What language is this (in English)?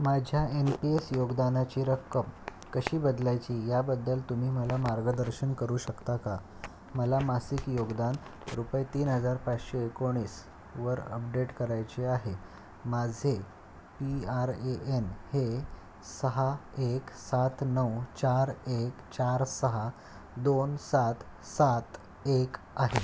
Marathi